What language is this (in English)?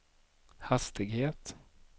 Swedish